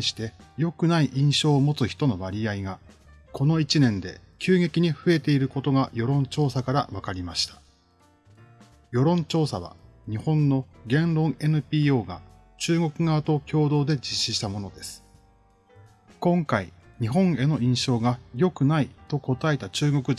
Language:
Japanese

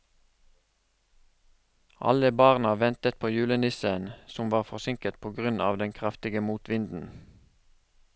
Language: Norwegian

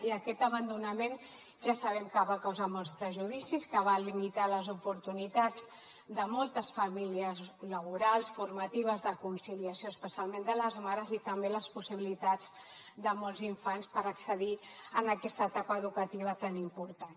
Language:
Catalan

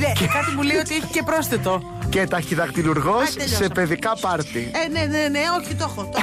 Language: Greek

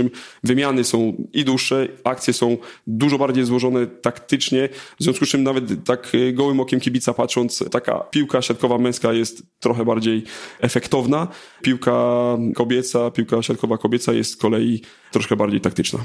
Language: Polish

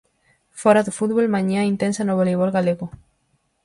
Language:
Galician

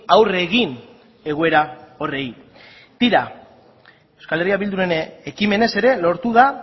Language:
Basque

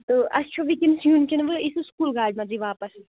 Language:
Kashmiri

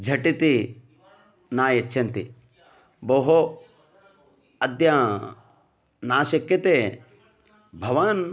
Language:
Sanskrit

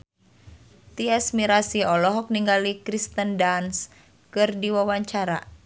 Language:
Sundanese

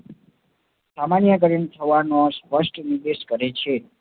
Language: Gujarati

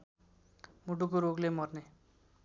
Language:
Nepali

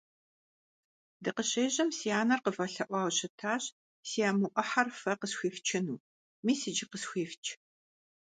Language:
Kabardian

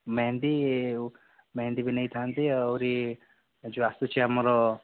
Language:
Odia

